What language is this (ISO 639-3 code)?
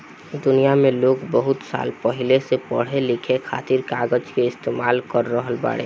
bho